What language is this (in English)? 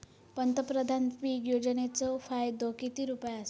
Marathi